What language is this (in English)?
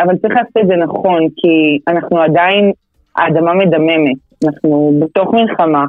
Hebrew